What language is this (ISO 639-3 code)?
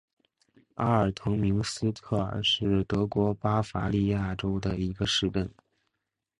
zho